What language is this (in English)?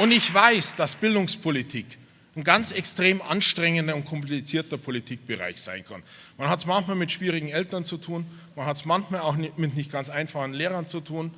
German